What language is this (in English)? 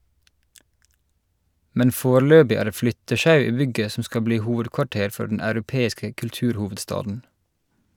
Norwegian